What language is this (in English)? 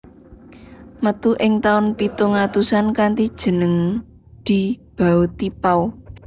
Javanese